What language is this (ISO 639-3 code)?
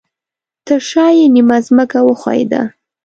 pus